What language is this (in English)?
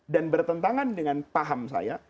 Indonesian